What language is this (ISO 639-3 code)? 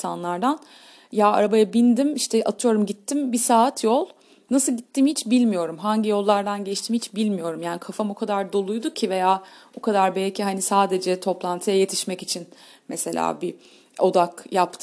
tur